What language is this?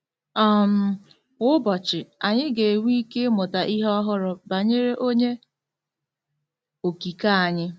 Igbo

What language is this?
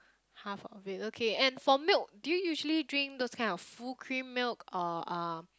English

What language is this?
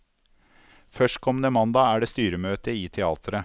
Norwegian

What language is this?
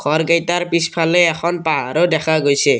Assamese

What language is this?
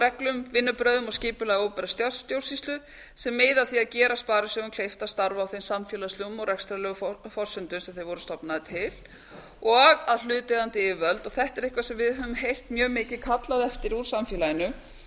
Icelandic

